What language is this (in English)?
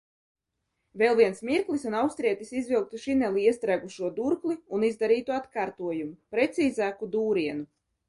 Latvian